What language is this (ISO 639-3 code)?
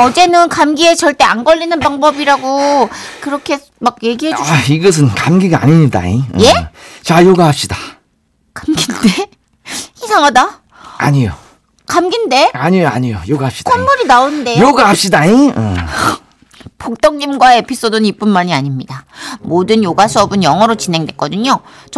kor